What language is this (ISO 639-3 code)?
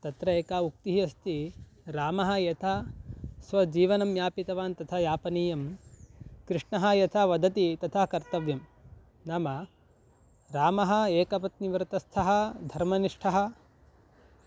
san